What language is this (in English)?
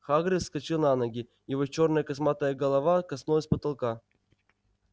Russian